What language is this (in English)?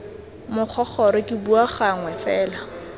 Tswana